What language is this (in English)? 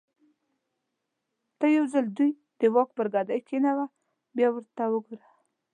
Pashto